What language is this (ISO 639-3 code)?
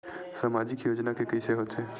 hne